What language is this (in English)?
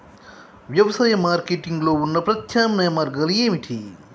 Telugu